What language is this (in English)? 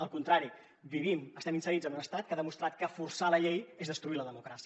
Catalan